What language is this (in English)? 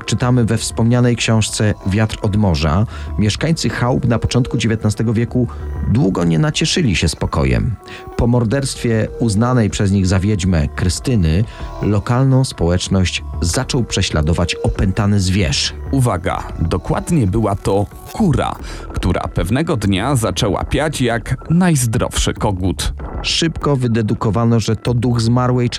Polish